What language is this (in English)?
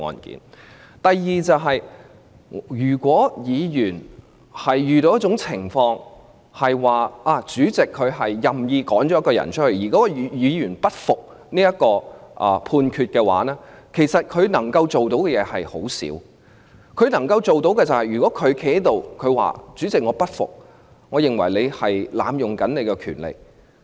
Cantonese